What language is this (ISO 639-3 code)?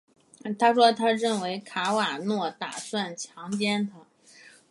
zho